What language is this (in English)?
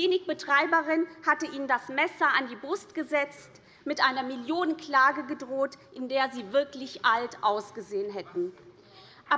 German